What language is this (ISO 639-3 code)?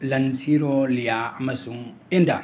mni